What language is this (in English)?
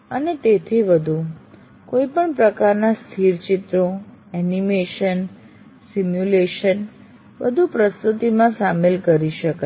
Gujarati